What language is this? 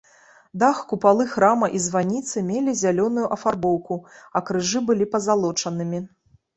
Belarusian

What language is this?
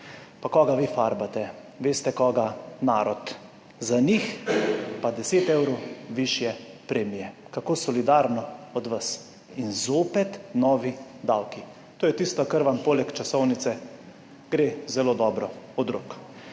Slovenian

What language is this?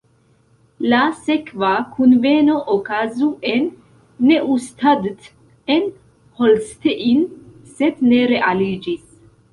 Esperanto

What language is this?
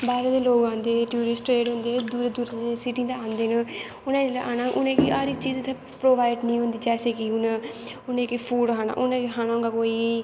Dogri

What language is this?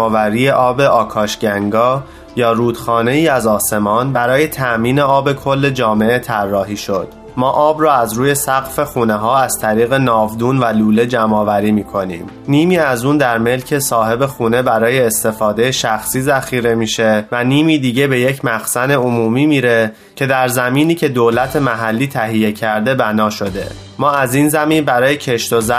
Persian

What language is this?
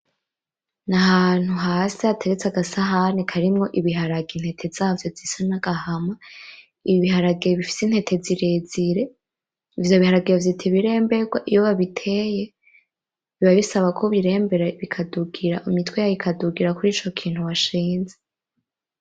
Rundi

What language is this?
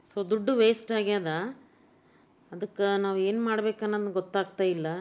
Kannada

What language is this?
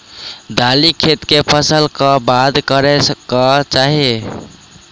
Maithili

